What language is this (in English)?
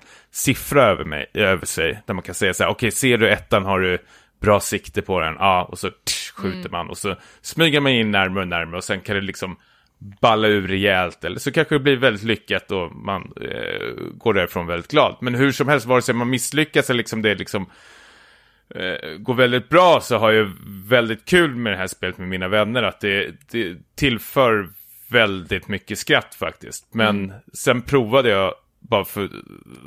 Swedish